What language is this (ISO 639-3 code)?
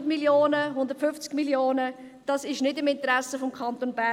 gsw